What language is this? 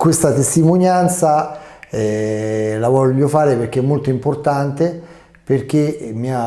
Italian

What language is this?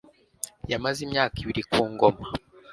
Kinyarwanda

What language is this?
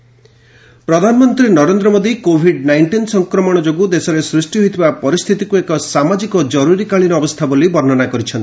Odia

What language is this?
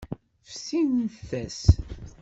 Kabyle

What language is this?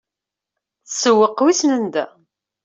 Kabyle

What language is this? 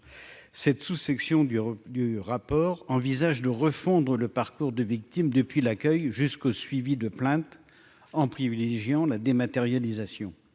French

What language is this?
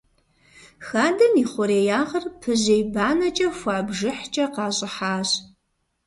Kabardian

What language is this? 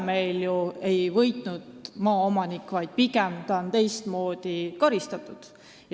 Estonian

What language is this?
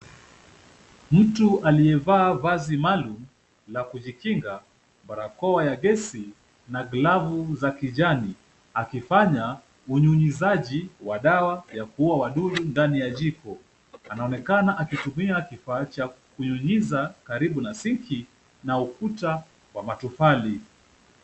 Swahili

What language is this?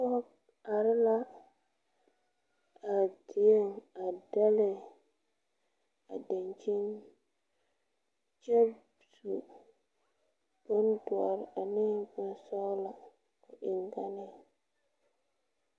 Southern Dagaare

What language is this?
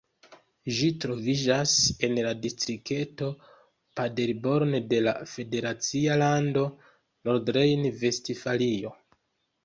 Esperanto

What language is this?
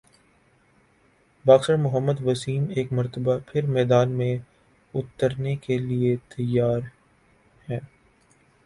Urdu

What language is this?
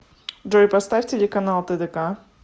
Russian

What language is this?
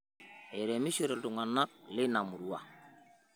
Masai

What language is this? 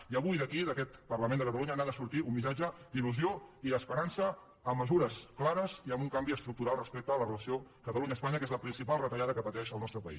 Catalan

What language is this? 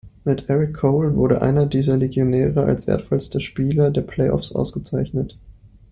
German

